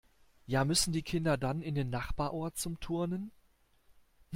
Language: German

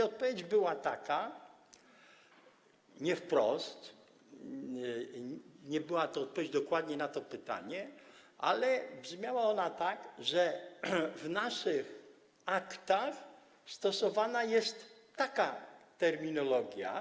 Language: Polish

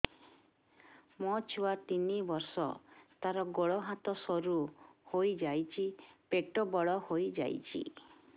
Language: Odia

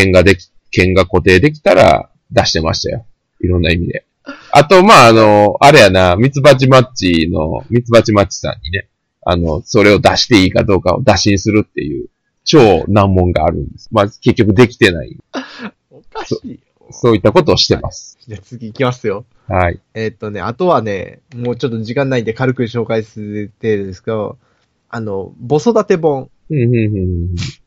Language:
Japanese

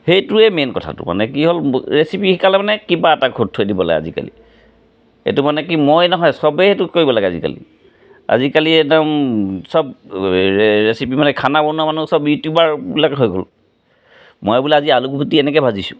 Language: Assamese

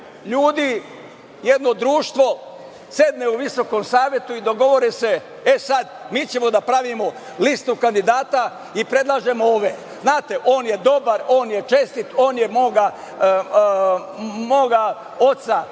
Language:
Serbian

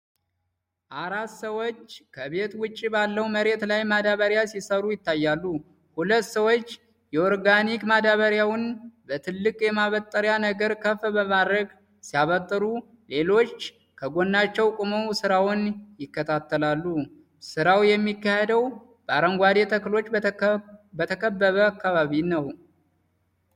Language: Amharic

